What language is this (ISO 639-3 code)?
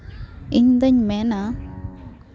sat